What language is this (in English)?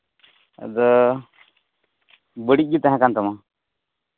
Santali